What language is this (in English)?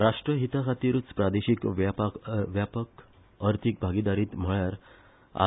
Konkani